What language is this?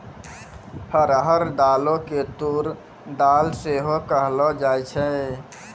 Maithili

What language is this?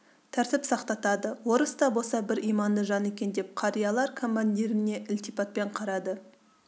Kazakh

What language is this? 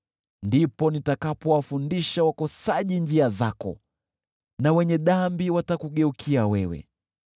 Swahili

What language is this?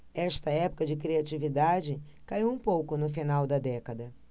Portuguese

